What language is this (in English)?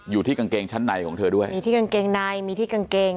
Thai